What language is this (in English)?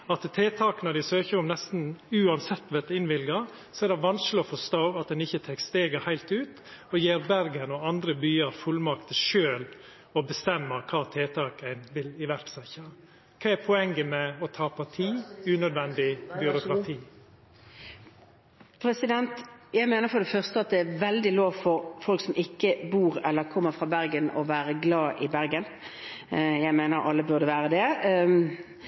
Norwegian